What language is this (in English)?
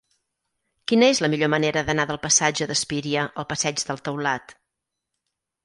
Catalan